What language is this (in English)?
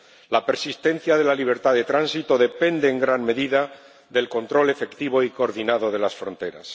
Spanish